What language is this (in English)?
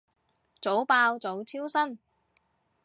Cantonese